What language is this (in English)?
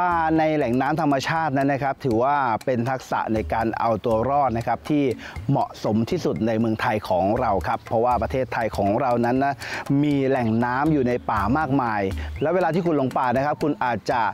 Thai